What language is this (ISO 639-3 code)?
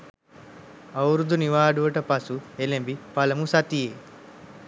sin